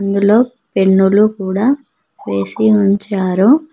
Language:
Telugu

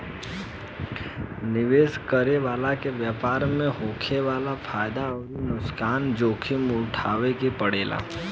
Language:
Bhojpuri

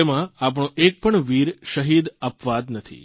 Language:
Gujarati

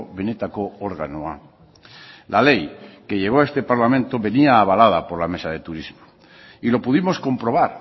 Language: Spanish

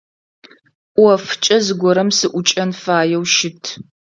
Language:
Adyghe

